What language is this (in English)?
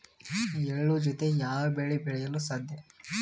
Kannada